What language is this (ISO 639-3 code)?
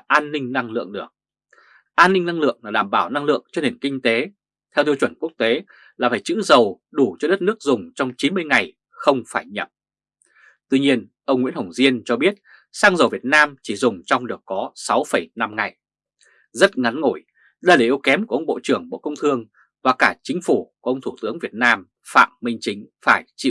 vie